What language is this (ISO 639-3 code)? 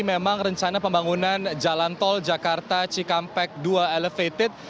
ind